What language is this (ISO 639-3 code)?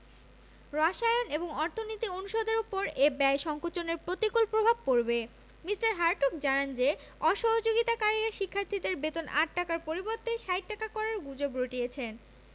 ben